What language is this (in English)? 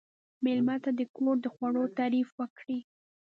Pashto